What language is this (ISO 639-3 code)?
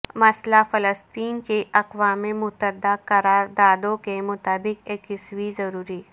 urd